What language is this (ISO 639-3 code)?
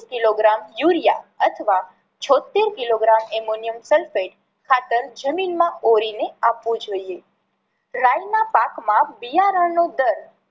guj